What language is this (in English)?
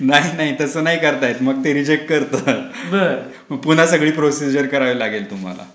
Marathi